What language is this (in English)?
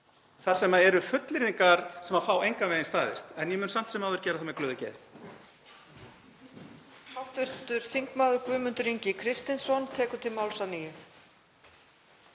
Icelandic